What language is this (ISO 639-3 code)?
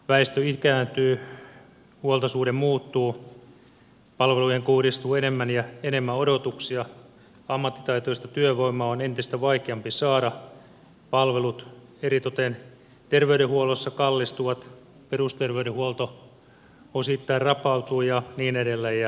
fin